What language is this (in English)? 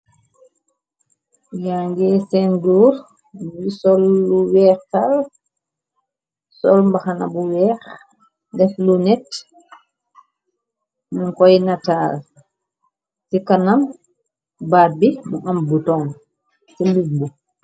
Wolof